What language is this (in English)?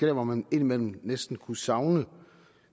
Danish